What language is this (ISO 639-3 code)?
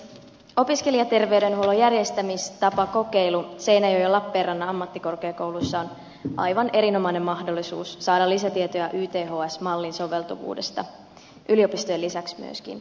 fin